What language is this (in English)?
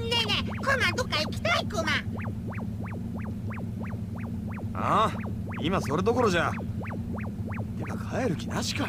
Japanese